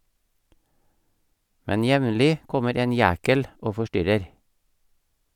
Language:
Norwegian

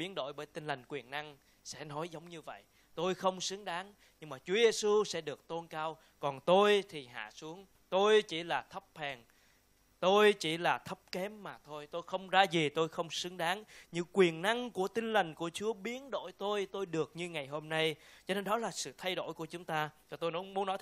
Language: Vietnamese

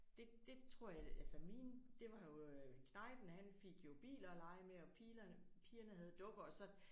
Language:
Danish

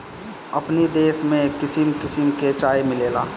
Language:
Bhojpuri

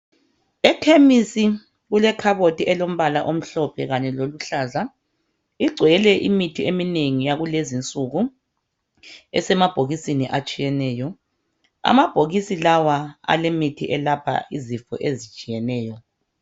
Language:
North Ndebele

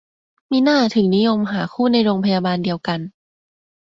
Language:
Thai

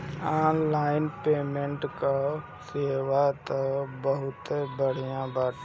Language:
Bhojpuri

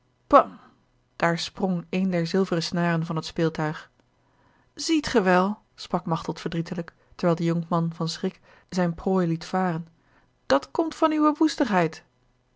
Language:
Dutch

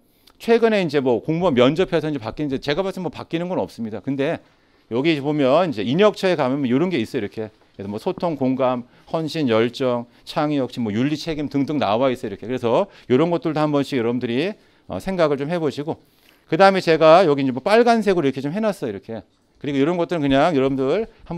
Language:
Korean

